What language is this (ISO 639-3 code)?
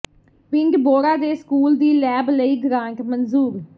pan